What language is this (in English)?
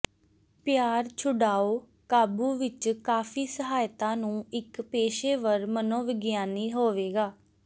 Punjabi